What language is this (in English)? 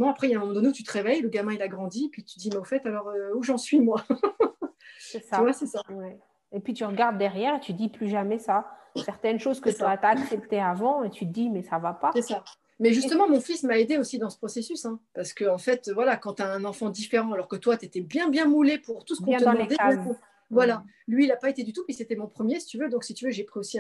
French